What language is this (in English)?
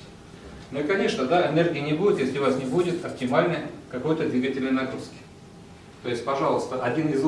Russian